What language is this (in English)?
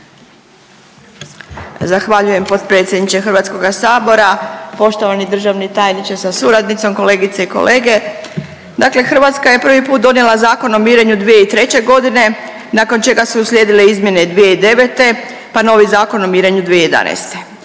Croatian